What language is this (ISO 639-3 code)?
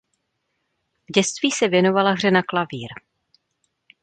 ces